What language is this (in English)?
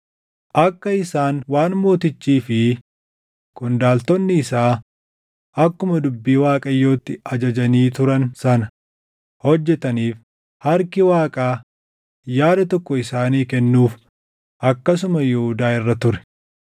Oromo